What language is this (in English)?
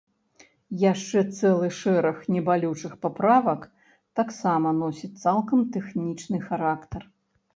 Belarusian